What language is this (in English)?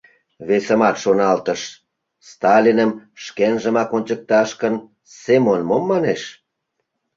Mari